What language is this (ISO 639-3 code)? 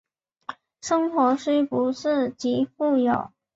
zho